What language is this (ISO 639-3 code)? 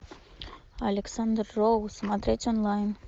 rus